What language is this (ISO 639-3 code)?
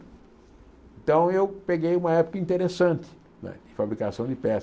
por